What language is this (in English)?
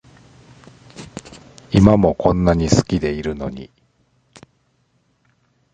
Japanese